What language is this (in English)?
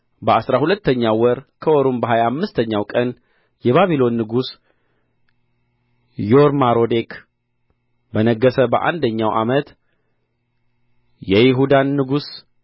Amharic